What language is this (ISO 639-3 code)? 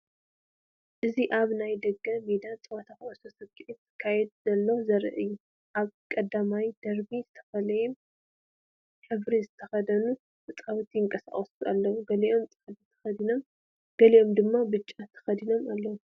tir